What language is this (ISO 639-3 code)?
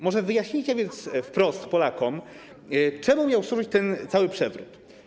pol